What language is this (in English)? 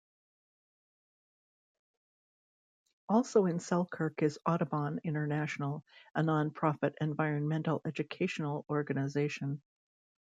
English